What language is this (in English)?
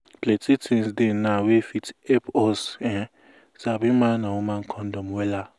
Nigerian Pidgin